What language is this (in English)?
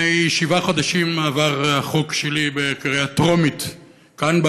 Hebrew